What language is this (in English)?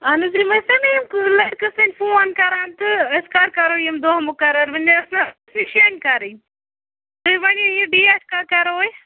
Kashmiri